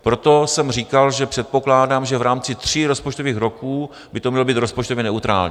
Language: Czech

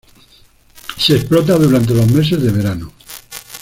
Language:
Spanish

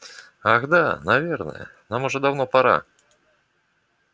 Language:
Russian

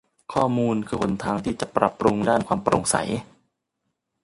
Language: Thai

